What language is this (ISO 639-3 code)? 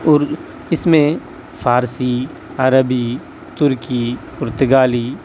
urd